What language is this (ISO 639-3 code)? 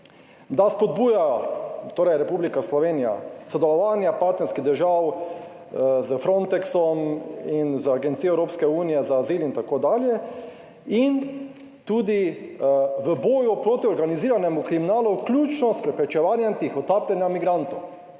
slv